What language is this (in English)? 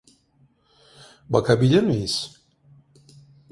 Turkish